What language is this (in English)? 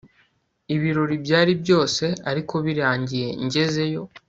Kinyarwanda